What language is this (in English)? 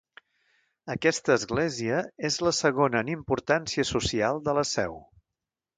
Catalan